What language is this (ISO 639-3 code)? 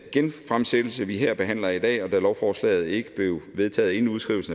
dan